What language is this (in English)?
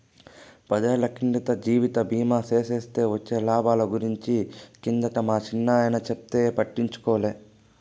Telugu